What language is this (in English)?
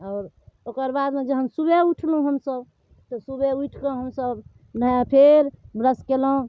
Maithili